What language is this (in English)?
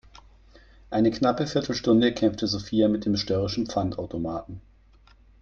German